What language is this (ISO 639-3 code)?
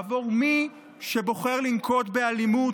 heb